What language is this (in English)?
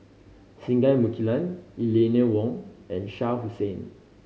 English